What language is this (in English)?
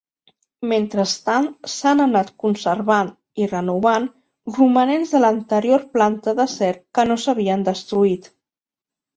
Catalan